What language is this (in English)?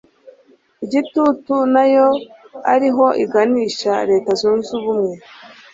Kinyarwanda